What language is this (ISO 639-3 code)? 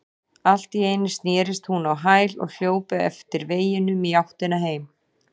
isl